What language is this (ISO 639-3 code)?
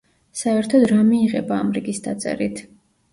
kat